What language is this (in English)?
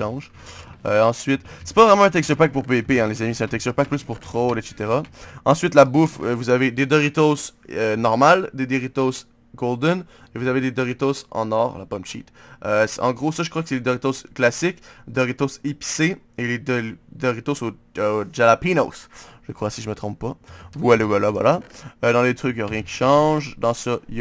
French